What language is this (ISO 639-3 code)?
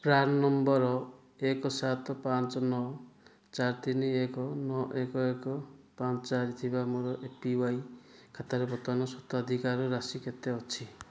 ori